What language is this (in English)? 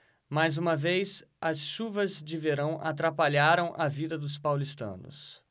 Portuguese